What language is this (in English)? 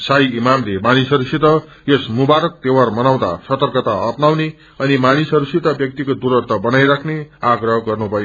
Nepali